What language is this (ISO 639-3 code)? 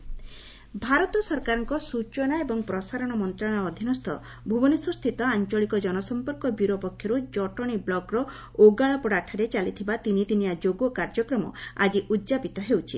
ori